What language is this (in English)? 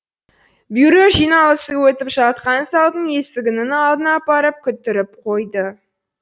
Kazakh